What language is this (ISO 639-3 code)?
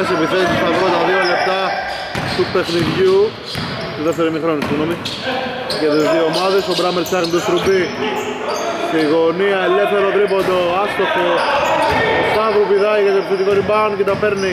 ell